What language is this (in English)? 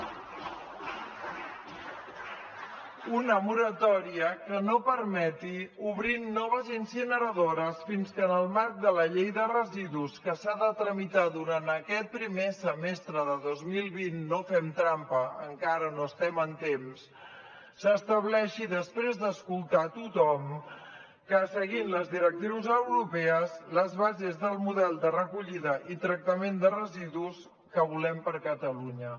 Catalan